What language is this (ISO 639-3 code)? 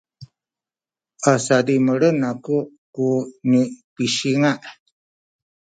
szy